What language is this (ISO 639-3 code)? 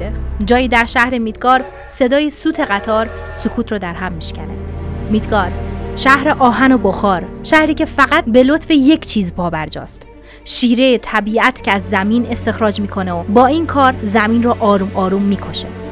fas